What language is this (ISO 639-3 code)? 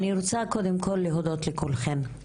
heb